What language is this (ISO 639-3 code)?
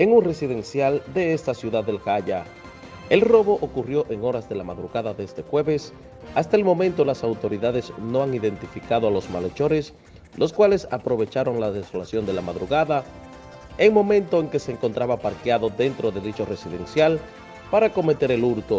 spa